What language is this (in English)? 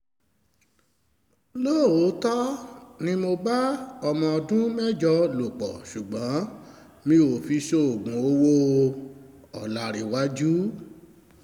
Yoruba